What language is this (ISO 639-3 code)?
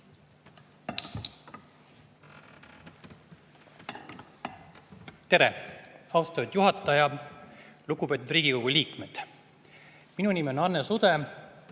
est